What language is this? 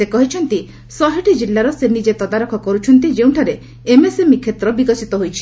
Odia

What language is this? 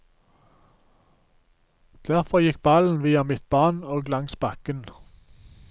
Norwegian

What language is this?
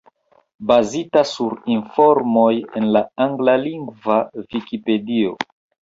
Esperanto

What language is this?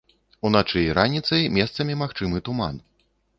Belarusian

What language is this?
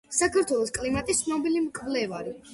Georgian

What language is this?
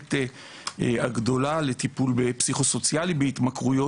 Hebrew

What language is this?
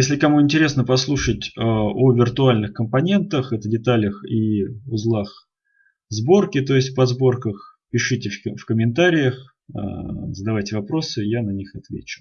Russian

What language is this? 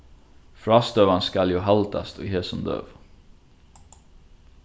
Faroese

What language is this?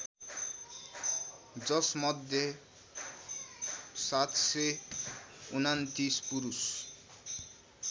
Nepali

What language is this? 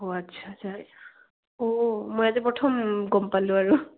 Assamese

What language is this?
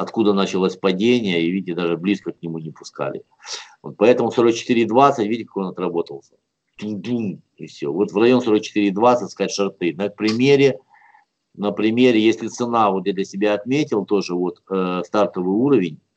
Russian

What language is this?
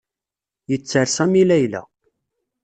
Kabyle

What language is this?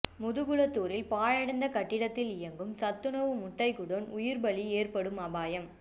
Tamil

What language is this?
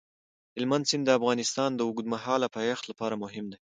Pashto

